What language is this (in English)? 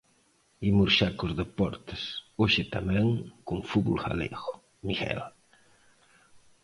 Galician